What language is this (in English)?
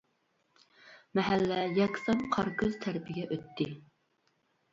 Uyghur